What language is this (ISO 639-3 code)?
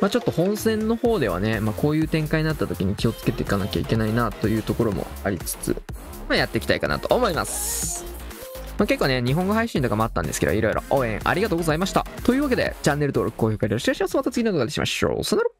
jpn